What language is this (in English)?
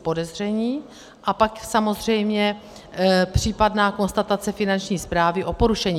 Czech